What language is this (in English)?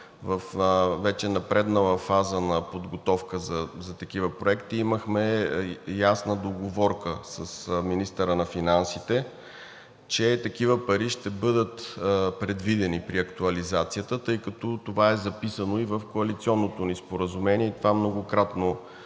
Bulgarian